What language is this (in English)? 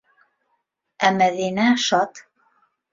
Bashkir